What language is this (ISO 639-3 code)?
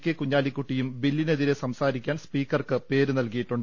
mal